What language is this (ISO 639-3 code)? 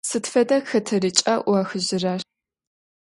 ady